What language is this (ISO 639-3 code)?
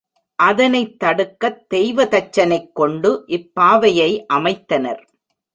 tam